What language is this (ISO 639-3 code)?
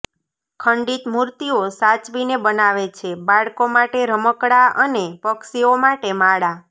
guj